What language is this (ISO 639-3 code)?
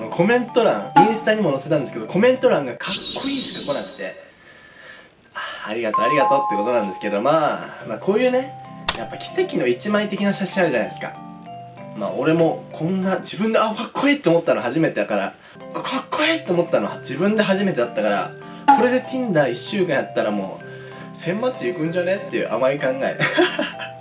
jpn